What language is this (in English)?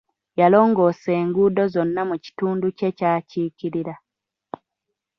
Ganda